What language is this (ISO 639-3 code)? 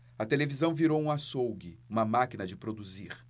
por